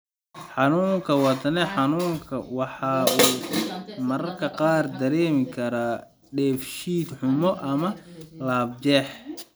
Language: Somali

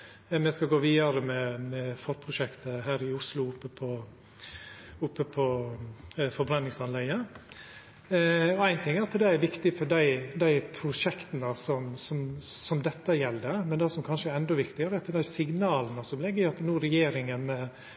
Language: Norwegian Nynorsk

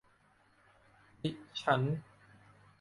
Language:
Thai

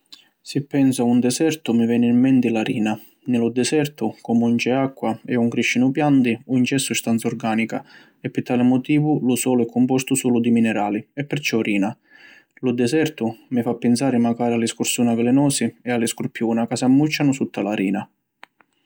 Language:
Sicilian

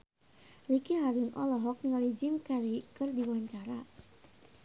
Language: Sundanese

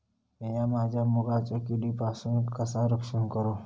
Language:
Marathi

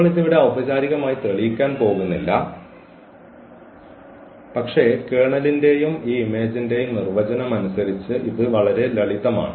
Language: Malayalam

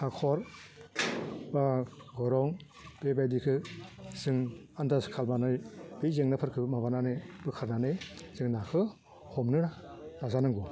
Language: Bodo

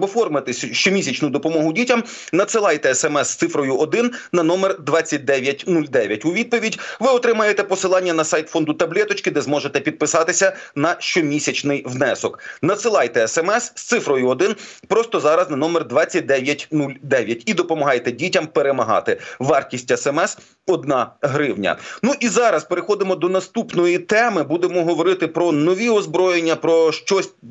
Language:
Ukrainian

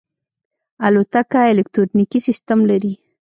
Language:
Pashto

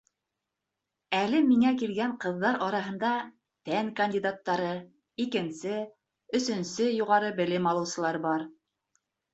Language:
Bashkir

